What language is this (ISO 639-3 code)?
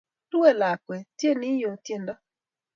kln